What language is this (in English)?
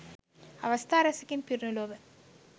Sinhala